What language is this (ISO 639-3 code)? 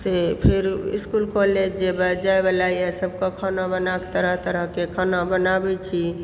mai